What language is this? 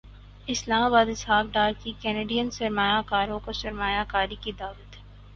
Urdu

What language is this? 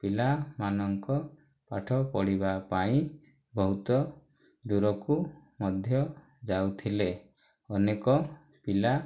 Odia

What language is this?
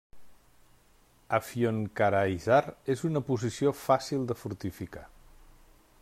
Catalan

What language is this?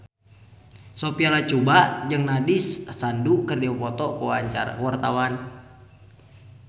Sundanese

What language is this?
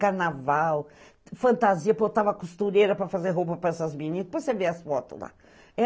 Portuguese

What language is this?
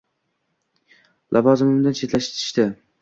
Uzbek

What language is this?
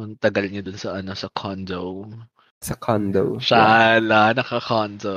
Filipino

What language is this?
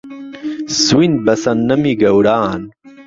Central Kurdish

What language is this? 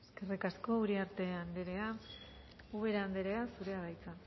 Basque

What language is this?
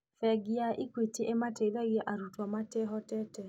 Kikuyu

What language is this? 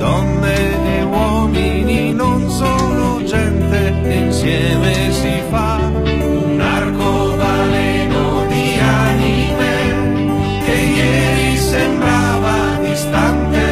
Italian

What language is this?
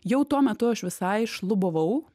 Lithuanian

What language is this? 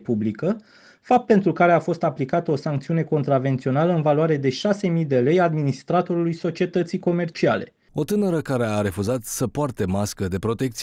Romanian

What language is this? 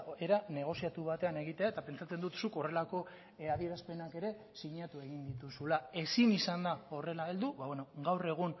Basque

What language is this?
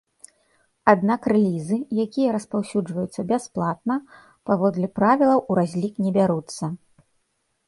Belarusian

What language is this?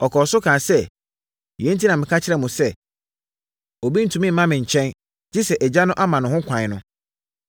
Akan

